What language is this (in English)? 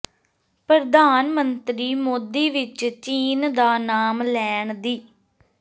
Punjabi